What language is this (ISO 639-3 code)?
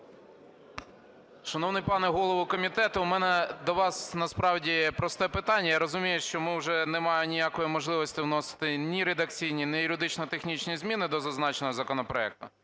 ukr